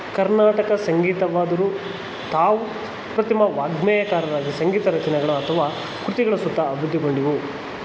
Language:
Kannada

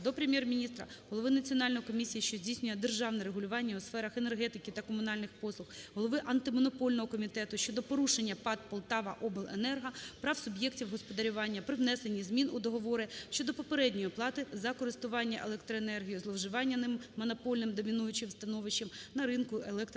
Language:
Ukrainian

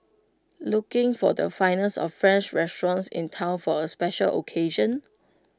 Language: English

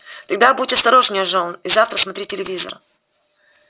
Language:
Russian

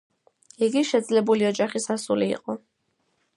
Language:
Georgian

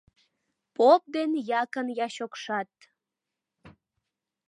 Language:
Mari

